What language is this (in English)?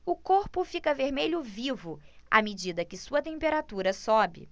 Portuguese